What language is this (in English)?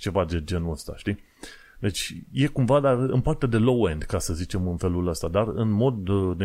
Romanian